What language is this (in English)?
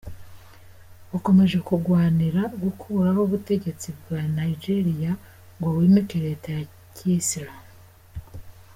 Kinyarwanda